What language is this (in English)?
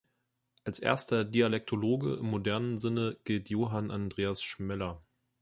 German